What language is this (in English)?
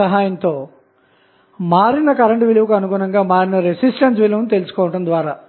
Telugu